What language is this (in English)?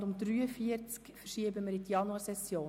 Swiss German